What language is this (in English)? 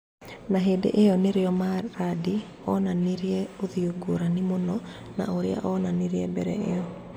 Kikuyu